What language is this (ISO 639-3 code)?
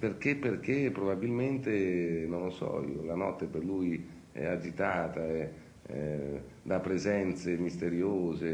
ita